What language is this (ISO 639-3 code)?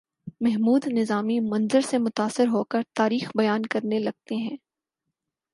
urd